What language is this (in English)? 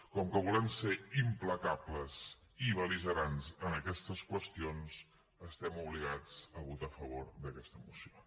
Catalan